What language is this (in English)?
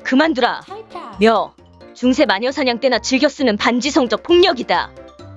Korean